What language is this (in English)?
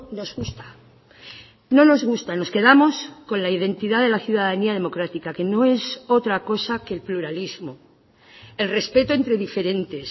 Spanish